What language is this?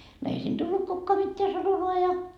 Finnish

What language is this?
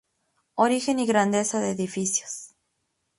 Spanish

